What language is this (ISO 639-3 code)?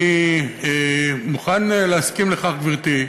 heb